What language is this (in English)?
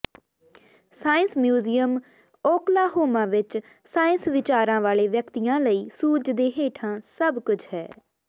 Punjabi